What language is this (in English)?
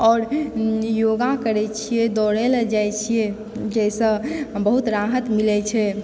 Maithili